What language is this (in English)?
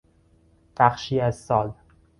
Persian